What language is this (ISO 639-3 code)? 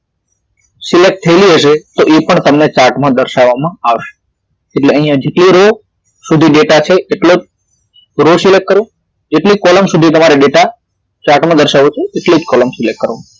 guj